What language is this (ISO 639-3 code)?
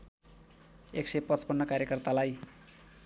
nep